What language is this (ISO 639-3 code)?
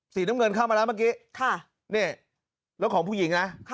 tha